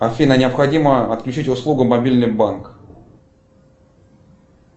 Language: Russian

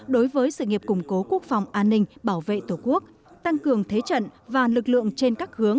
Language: Vietnamese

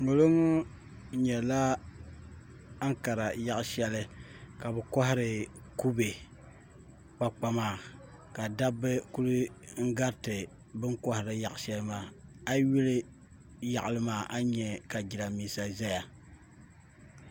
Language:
Dagbani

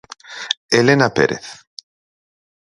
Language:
Galician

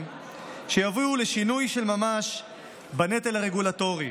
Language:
Hebrew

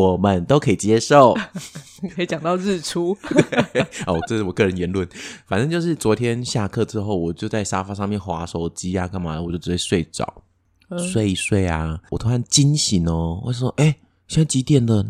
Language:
Chinese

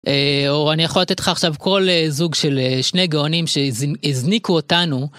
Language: Hebrew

